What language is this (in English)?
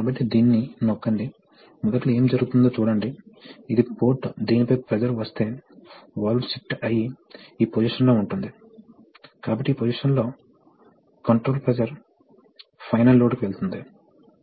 Telugu